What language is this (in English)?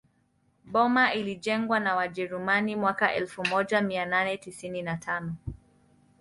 Swahili